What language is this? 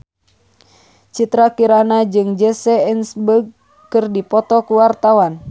Sundanese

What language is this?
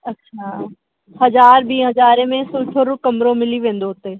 Sindhi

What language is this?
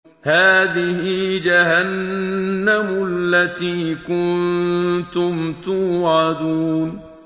Arabic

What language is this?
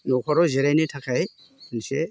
Bodo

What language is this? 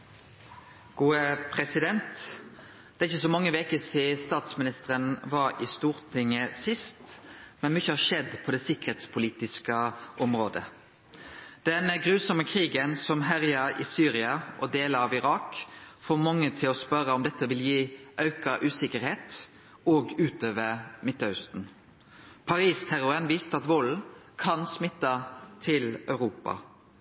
Norwegian Nynorsk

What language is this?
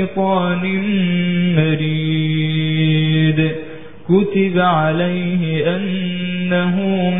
Arabic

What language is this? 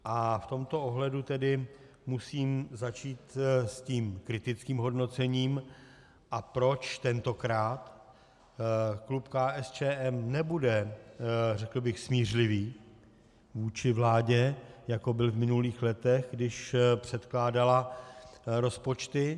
Czech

